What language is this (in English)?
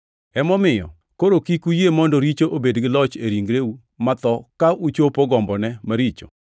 Luo (Kenya and Tanzania)